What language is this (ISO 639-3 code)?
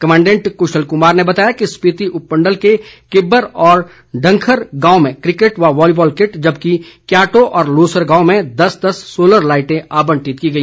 hin